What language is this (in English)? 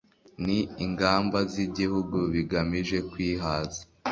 Kinyarwanda